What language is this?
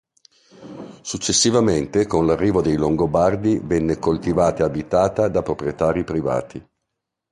Italian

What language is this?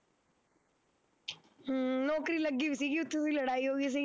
Punjabi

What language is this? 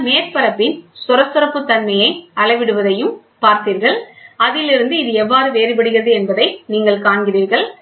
Tamil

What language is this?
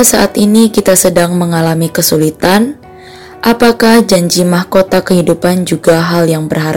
Indonesian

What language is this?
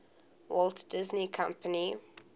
English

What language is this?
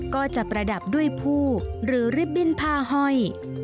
Thai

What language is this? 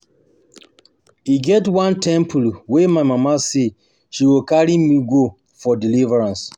Nigerian Pidgin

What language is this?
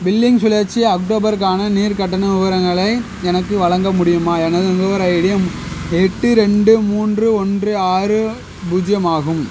Tamil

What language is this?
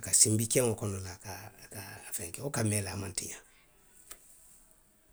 Western Maninkakan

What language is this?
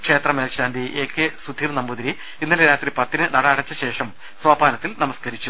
Malayalam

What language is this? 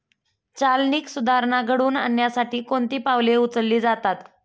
Marathi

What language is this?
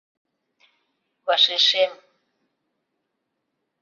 Mari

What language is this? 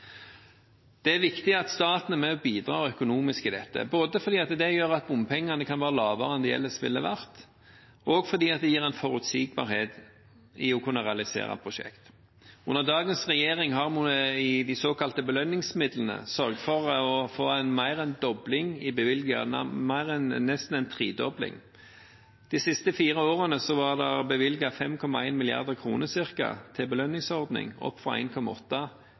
Norwegian Bokmål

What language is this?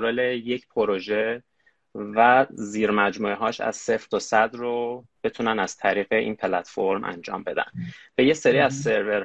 Persian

